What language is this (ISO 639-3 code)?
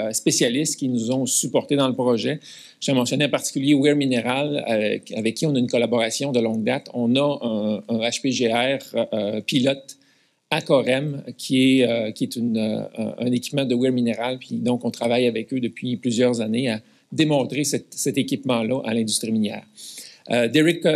fra